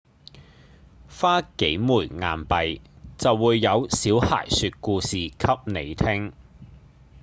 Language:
Cantonese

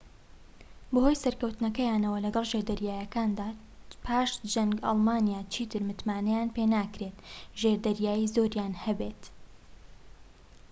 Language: Central Kurdish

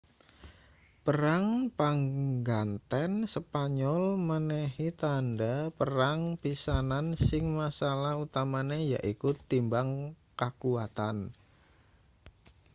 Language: Javanese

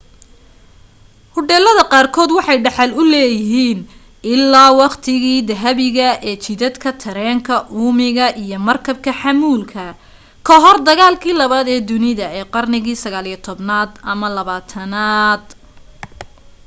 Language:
Somali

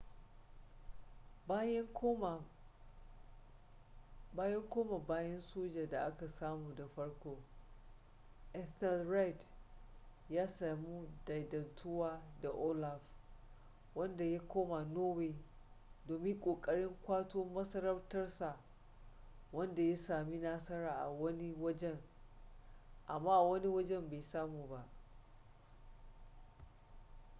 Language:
Hausa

